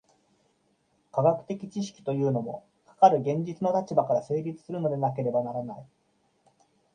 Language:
Japanese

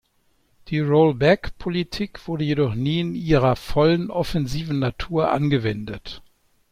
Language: German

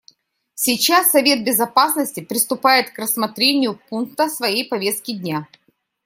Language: Russian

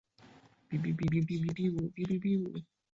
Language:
Chinese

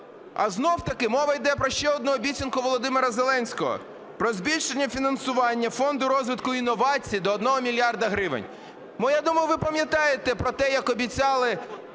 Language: Ukrainian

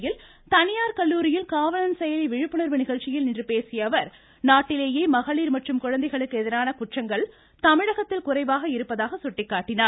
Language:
Tamil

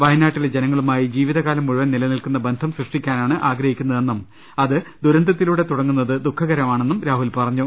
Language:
Malayalam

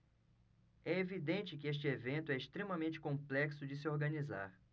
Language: Portuguese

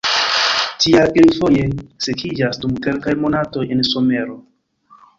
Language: Esperanto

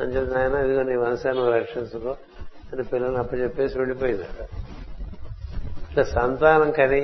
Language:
Telugu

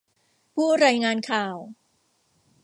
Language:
Thai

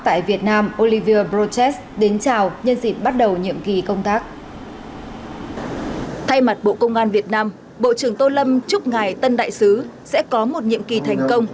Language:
Vietnamese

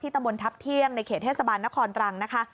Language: Thai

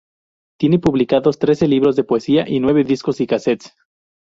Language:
Spanish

